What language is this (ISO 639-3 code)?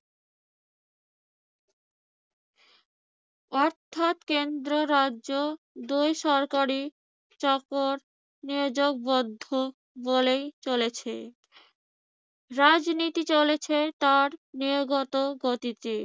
ben